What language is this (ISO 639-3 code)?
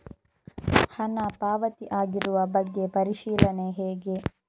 kan